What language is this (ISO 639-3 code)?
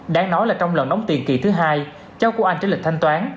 vie